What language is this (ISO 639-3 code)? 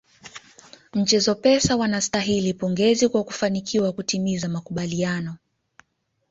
swa